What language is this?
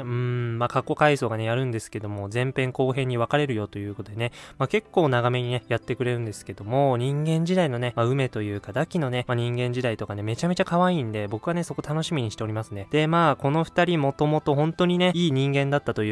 Japanese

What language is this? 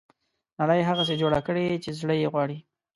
Pashto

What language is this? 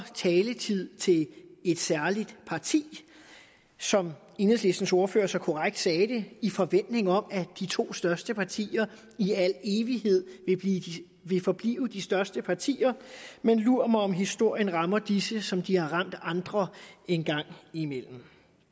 Danish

